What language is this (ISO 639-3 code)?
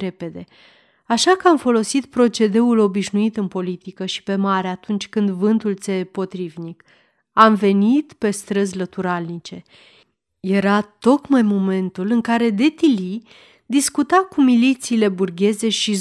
ron